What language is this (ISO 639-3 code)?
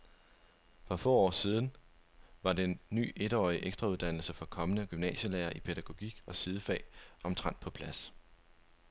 dan